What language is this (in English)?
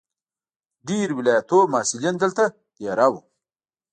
Pashto